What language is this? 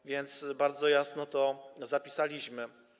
Polish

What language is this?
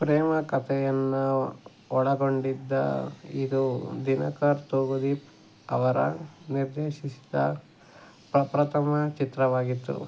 Kannada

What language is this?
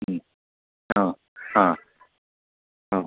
Marathi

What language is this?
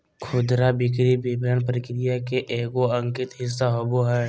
Magahi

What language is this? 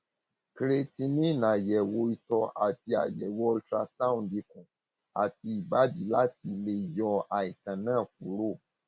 Yoruba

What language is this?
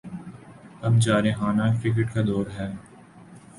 Urdu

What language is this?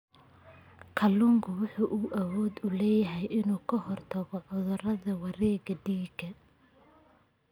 Somali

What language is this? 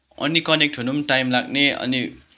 Nepali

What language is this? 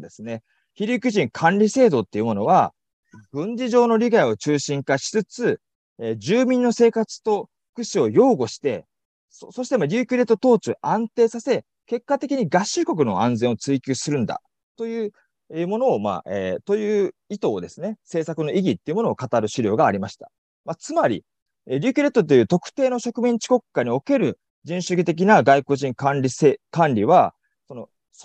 Japanese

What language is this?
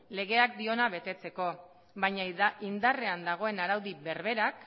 Basque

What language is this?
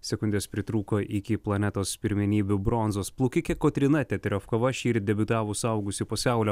Lithuanian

